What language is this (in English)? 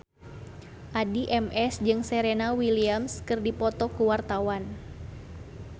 Sundanese